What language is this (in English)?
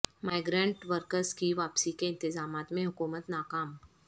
Urdu